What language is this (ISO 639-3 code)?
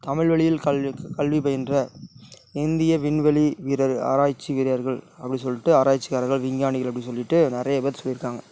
tam